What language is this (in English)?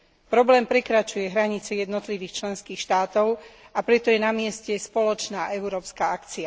Slovak